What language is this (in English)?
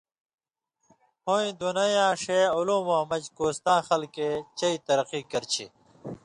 Indus Kohistani